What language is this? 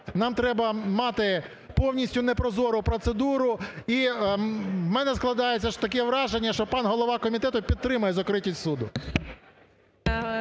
Ukrainian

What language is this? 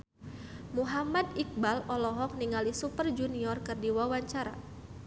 Sundanese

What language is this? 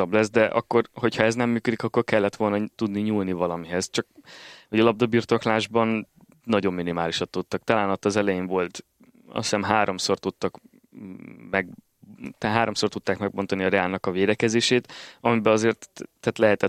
Hungarian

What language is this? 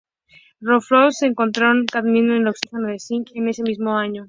Spanish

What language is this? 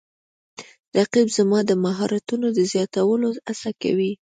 Pashto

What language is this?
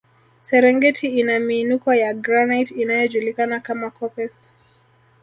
Swahili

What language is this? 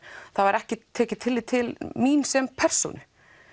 Icelandic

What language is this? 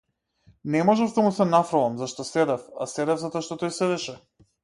Macedonian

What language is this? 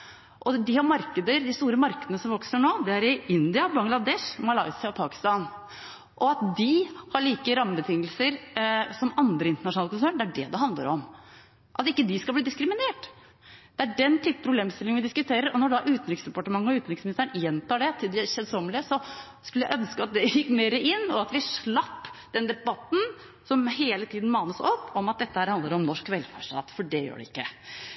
Norwegian Bokmål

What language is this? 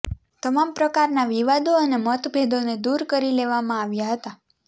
Gujarati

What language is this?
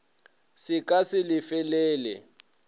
Northern Sotho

